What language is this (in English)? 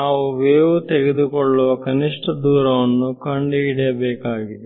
Kannada